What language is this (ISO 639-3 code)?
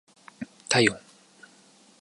jpn